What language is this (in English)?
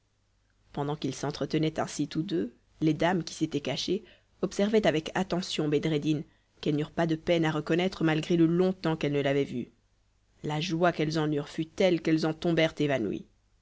French